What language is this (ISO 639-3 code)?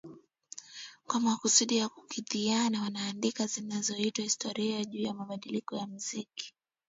swa